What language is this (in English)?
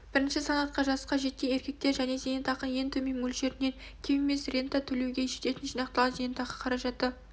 Kazakh